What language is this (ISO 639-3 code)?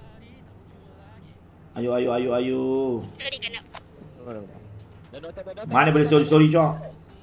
msa